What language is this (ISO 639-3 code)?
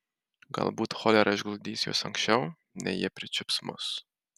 lit